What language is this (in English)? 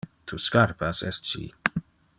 Interlingua